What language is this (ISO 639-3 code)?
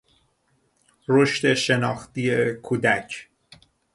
fas